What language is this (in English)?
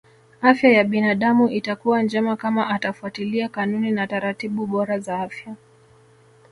Swahili